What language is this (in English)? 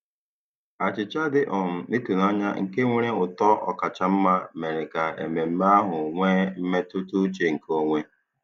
Igbo